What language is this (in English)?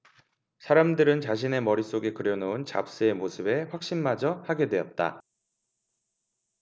Korean